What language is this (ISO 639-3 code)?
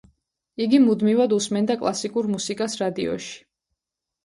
kat